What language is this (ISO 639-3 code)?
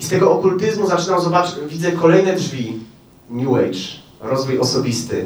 pol